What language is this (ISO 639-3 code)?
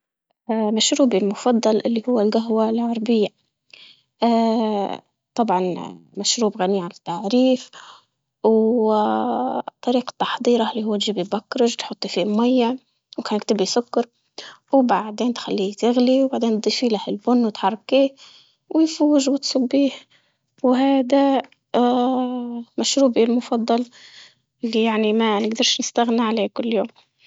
ayl